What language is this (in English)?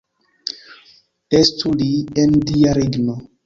Esperanto